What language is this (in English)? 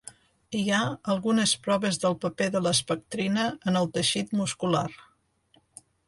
Catalan